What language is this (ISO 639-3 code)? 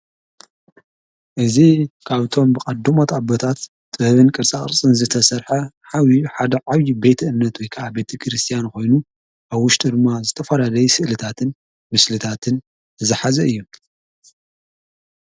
tir